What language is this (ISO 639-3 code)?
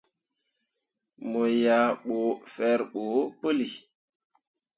mua